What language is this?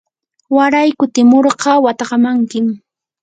Yanahuanca Pasco Quechua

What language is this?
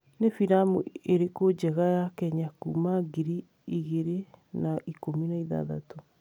Kikuyu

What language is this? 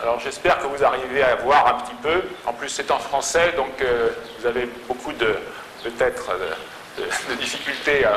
French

